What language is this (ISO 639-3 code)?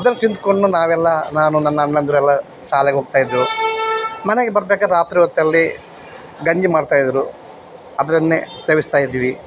kan